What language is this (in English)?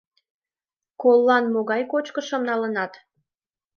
Mari